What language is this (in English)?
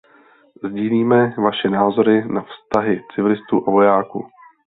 Czech